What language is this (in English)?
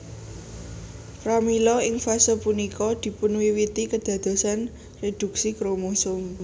Javanese